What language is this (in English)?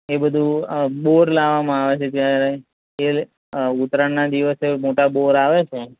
Gujarati